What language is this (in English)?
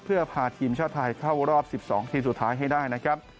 Thai